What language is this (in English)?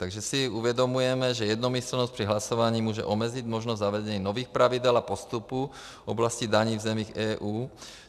Czech